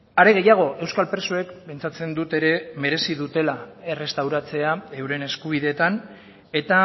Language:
Basque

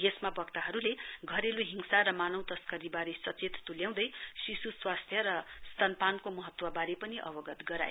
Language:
Nepali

